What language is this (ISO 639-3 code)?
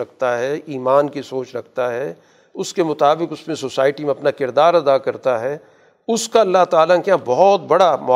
urd